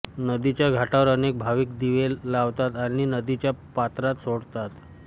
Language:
Marathi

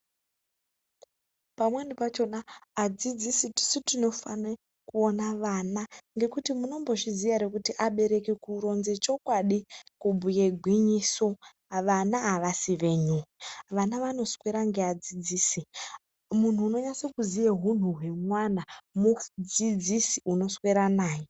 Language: Ndau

